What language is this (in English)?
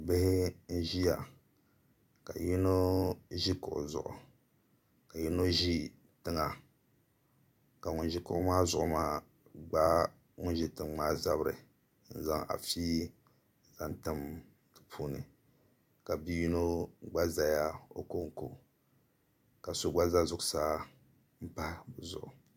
Dagbani